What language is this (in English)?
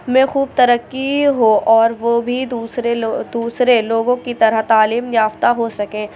Urdu